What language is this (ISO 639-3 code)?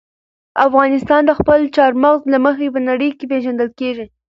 pus